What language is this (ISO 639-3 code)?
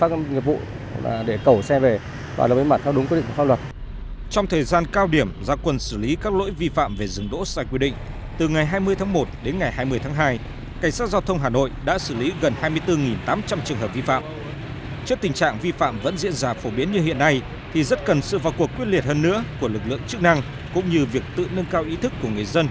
vie